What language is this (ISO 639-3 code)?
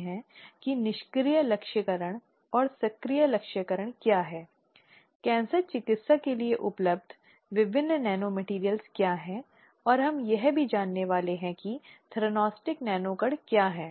hin